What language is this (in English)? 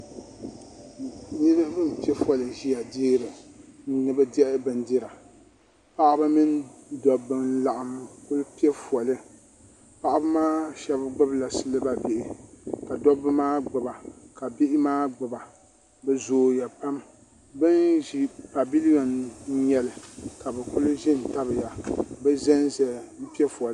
Dagbani